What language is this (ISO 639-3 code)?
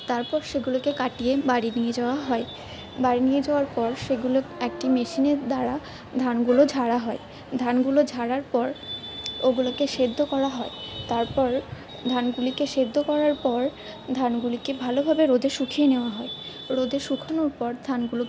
ben